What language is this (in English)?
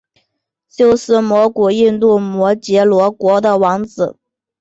Chinese